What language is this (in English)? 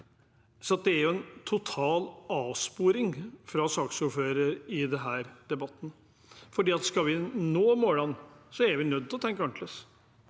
Norwegian